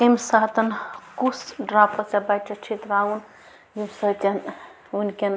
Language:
Kashmiri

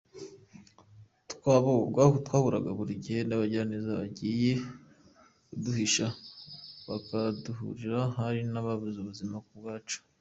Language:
Kinyarwanda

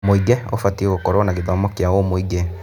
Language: Kikuyu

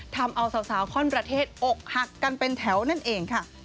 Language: Thai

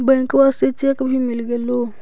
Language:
Magahi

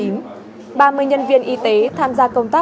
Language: Vietnamese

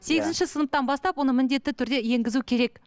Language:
Kazakh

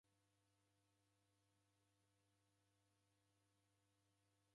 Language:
Taita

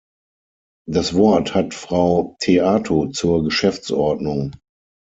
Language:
German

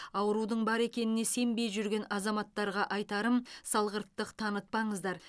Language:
Kazakh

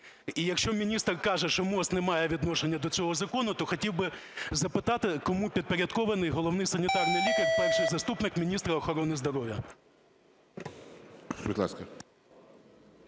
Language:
Ukrainian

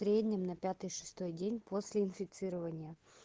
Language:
Russian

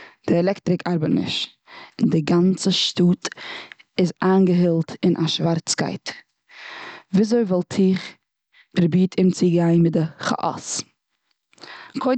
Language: Yiddish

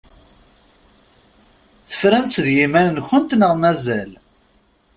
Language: Kabyle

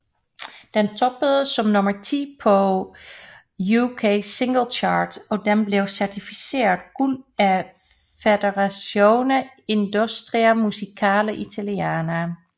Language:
Danish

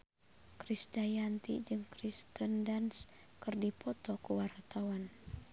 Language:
Sundanese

